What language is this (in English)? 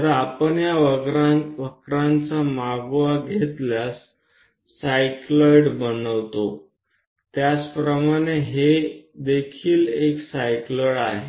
Gujarati